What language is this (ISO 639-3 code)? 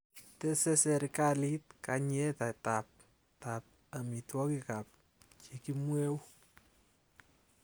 kln